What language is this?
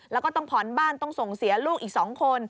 Thai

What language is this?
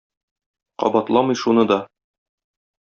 Tatar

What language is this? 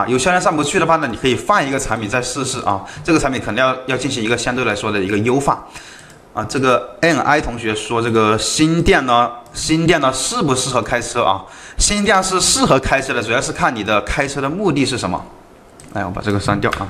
Chinese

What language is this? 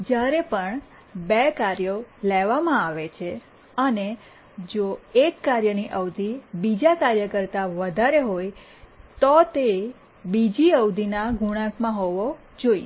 Gujarati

